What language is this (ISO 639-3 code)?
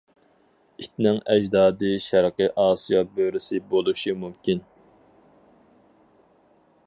uig